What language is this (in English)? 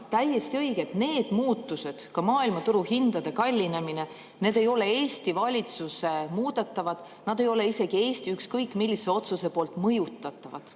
Estonian